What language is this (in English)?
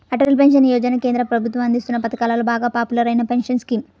Telugu